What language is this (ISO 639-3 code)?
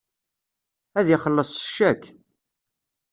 kab